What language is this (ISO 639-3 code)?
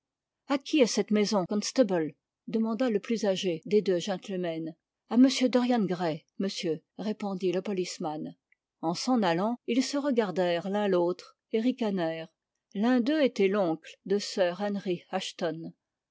fra